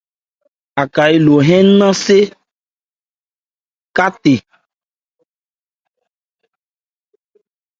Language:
Ebrié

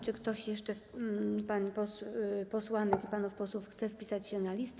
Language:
Polish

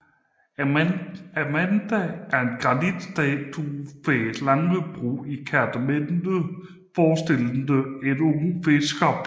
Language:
Danish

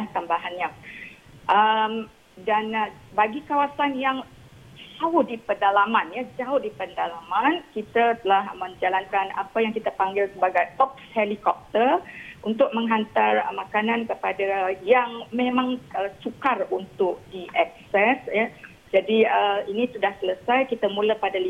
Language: Malay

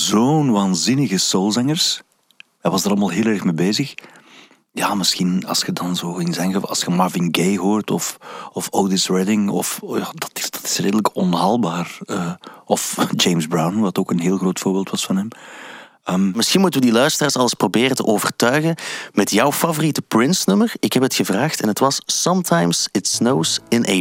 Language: Dutch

